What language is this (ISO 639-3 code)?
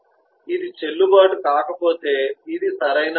tel